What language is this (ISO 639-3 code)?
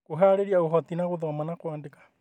kik